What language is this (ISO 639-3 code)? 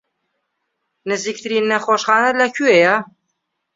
ckb